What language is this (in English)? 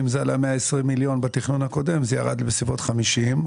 Hebrew